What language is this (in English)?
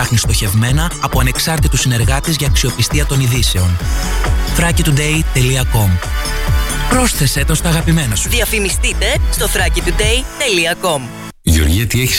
Greek